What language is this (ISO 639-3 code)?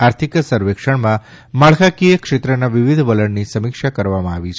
guj